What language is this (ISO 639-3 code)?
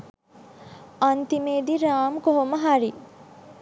sin